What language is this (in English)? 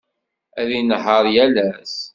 Kabyle